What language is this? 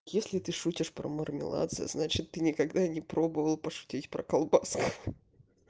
Russian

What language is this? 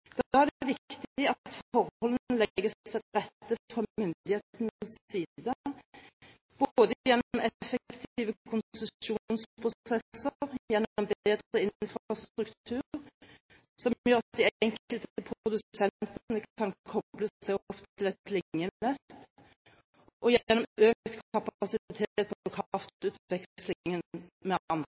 Norwegian Bokmål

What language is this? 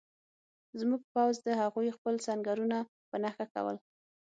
Pashto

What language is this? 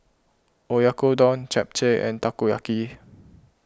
English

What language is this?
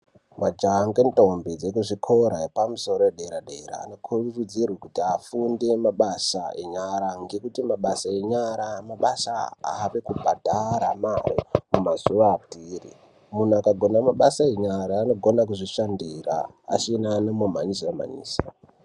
Ndau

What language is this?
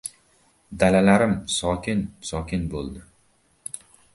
Uzbek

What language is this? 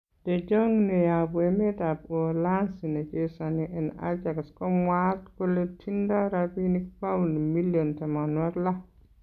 Kalenjin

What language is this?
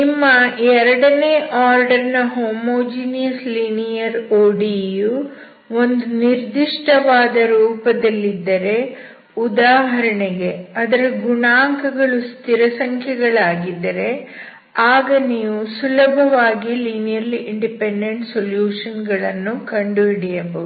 Kannada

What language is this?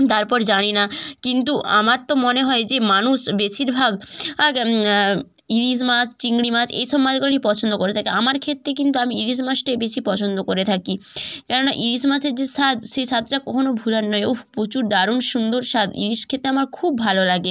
Bangla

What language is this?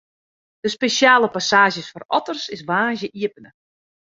Western Frisian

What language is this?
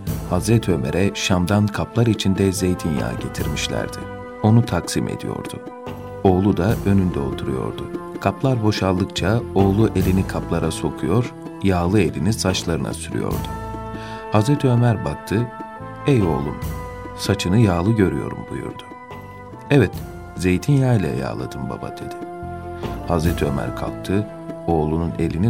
Turkish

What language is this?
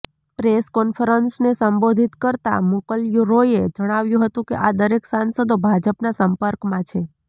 Gujarati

